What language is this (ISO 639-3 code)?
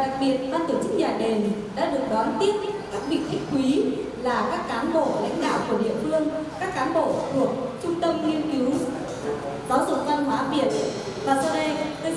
vie